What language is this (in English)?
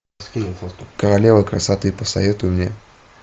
Russian